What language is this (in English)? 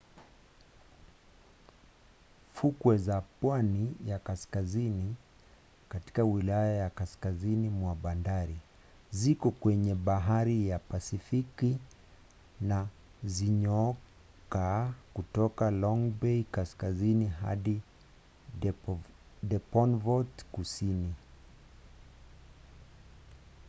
Swahili